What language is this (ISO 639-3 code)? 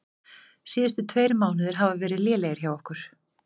isl